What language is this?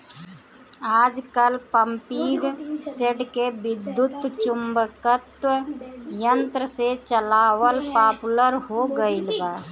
Bhojpuri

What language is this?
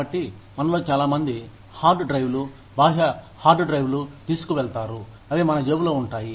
Telugu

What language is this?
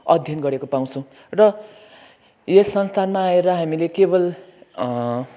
Nepali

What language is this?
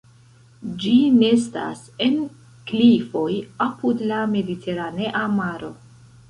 Esperanto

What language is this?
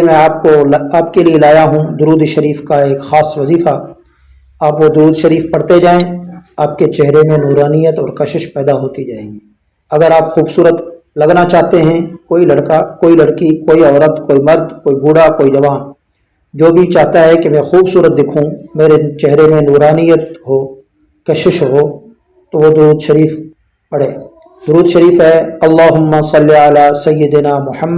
Urdu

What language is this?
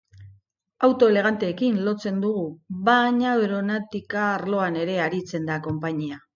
Basque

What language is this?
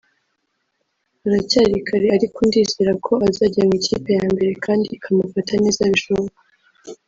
Kinyarwanda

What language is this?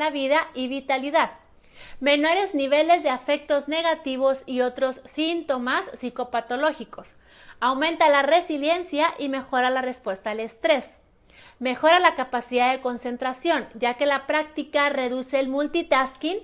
Spanish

